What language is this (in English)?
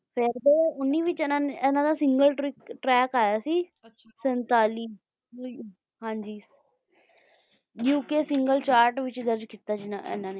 Punjabi